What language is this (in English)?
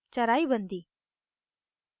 Hindi